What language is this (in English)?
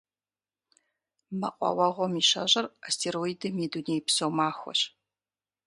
Kabardian